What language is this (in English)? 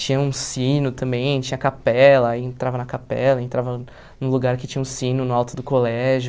Portuguese